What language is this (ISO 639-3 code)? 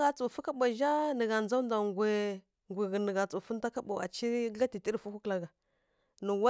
fkk